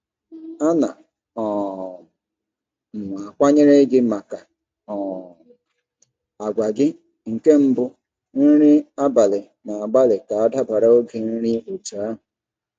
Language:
Igbo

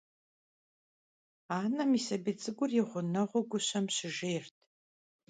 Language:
Kabardian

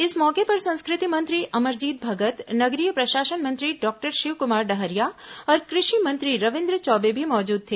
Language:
Hindi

